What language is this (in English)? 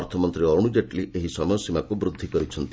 Odia